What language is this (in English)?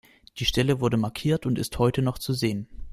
German